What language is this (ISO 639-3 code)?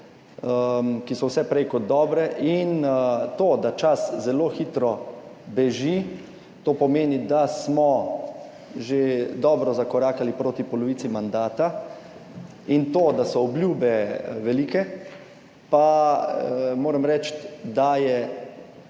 slv